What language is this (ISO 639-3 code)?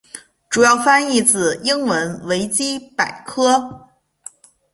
zho